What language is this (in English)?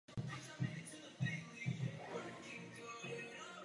Czech